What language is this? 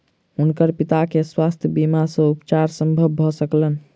Maithili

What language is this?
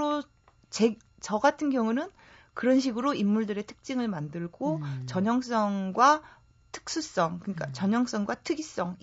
Korean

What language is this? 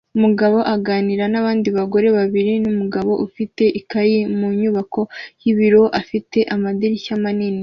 Kinyarwanda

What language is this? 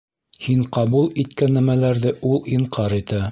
Bashkir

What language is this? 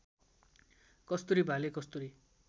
Nepali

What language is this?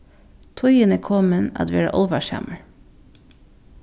Faroese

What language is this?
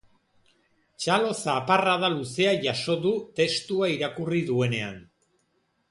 Basque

